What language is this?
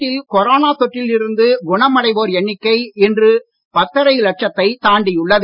Tamil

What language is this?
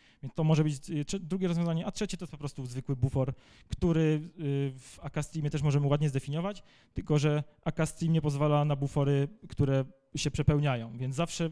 Polish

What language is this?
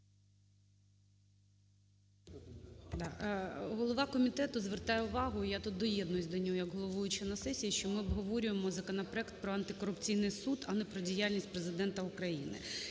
Ukrainian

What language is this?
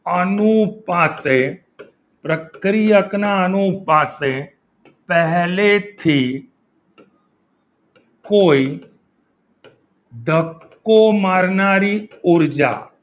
Gujarati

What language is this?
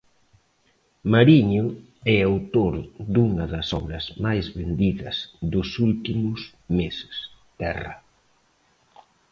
Galician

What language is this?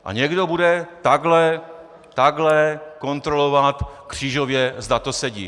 Czech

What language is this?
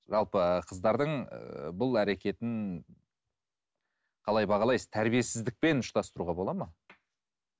Kazakh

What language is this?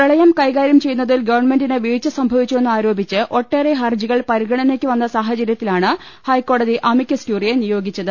Malayalam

